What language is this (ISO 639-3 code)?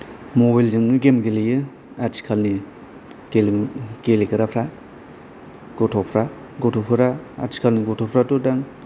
brx